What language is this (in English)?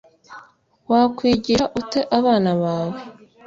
Kinyarwanda